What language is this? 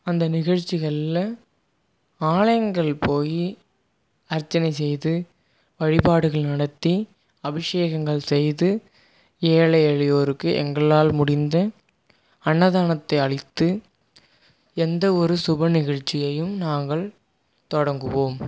Tamil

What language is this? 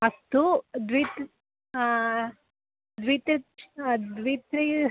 Sanskrit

